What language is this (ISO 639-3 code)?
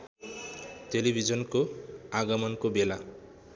nep